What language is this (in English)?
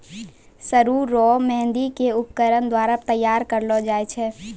Maithili